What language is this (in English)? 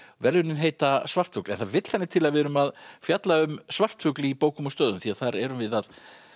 Icelandic